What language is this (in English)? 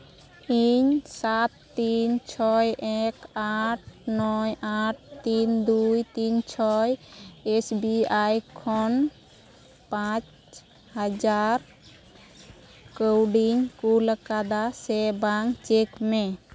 Santali